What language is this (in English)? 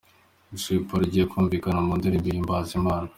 Kinyarwanda